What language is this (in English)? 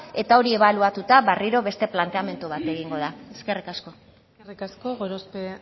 Basque